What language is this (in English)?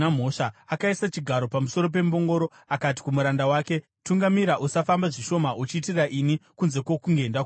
Shona